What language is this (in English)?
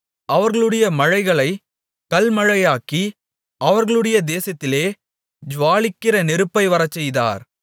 Tamil